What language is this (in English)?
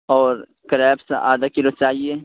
Urdu